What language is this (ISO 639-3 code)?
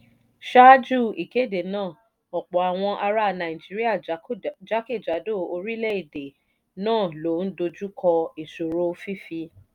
yor